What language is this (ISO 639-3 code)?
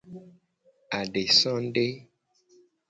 gej